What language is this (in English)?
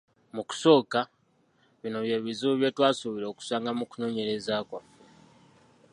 Ganda